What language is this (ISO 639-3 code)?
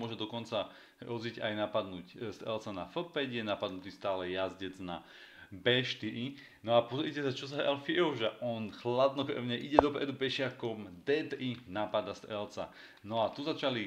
slk